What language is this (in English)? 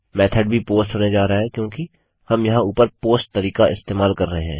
Hindi